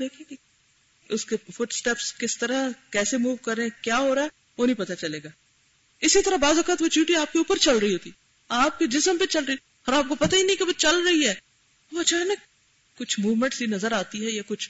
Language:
Urdu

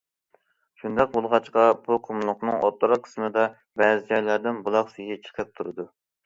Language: Uyghur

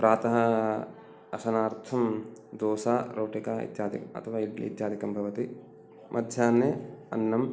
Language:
Sanskrit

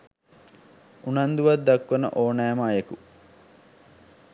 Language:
Sinhala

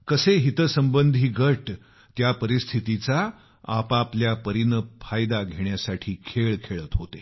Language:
Marathi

